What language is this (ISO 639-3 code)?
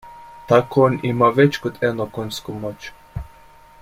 slv